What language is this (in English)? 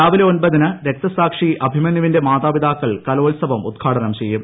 Malayalam